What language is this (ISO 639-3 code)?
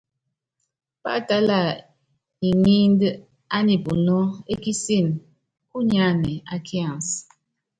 yav